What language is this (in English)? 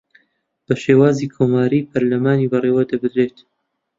Central Kurdish